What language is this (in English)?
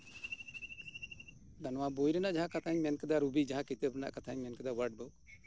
Santali